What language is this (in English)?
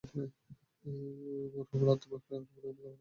Bangla